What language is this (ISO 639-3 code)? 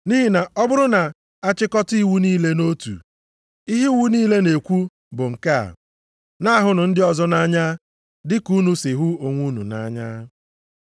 ibo